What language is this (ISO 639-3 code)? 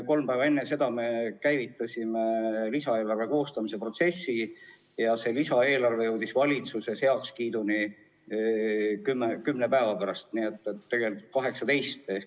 est